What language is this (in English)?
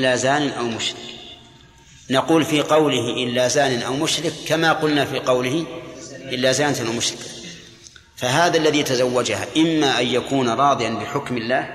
Arabic